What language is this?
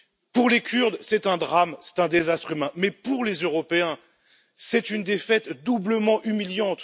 French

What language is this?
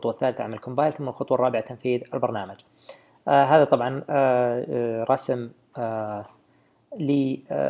Arabic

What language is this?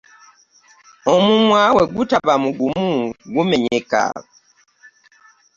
Ganda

